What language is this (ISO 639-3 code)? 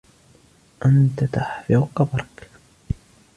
ara